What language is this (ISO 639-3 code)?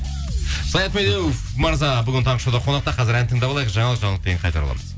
kaz